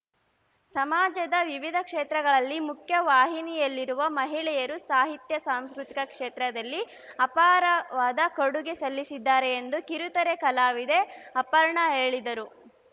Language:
Kannada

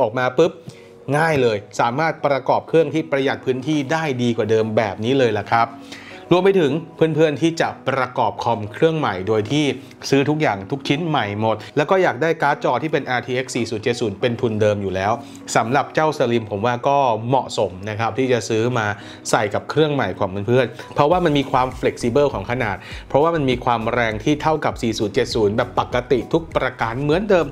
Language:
Thai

